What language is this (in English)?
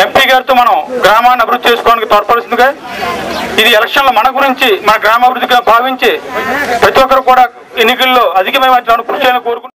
Telugu